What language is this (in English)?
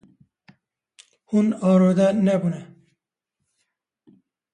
Kurdish